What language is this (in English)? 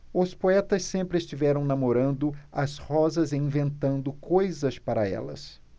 Portuguese